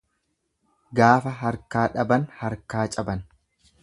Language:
Oromo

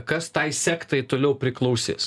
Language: Lithuanian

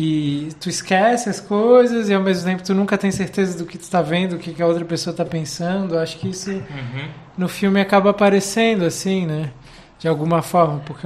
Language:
Portuguese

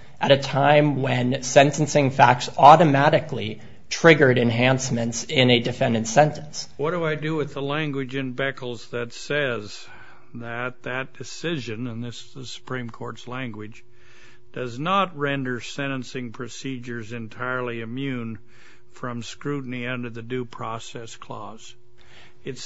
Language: English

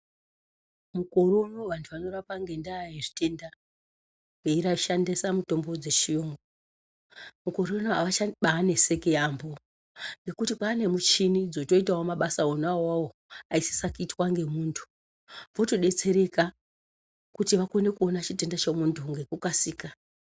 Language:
Ndau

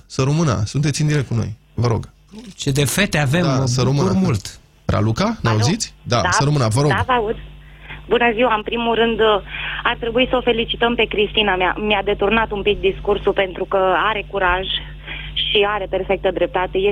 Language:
Romanian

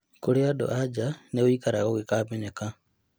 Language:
Kikuyu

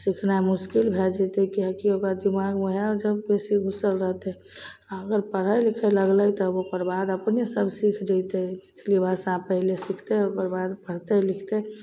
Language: Maithili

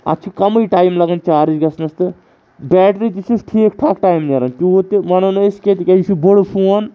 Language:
Kashmiri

